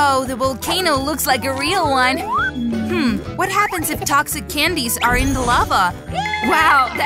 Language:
English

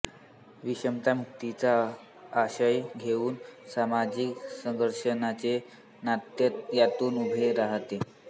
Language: Marathi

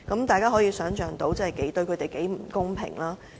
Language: Cantonese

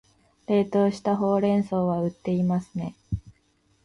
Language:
Japanese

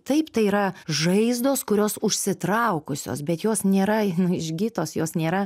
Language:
Lithuanian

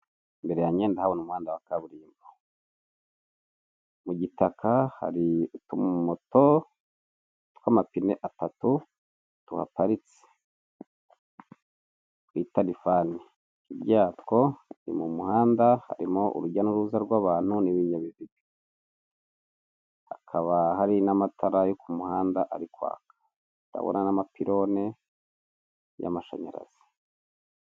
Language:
Kinyarwanda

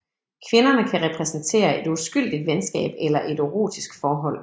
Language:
Danish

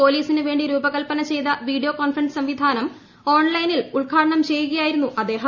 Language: Malayalam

